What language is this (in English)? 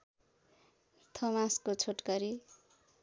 Nepali